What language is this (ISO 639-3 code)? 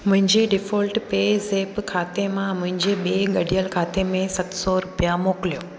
snd